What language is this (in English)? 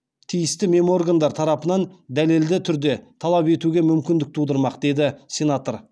Kazakh